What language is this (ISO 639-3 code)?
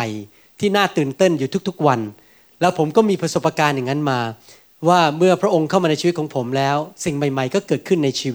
tha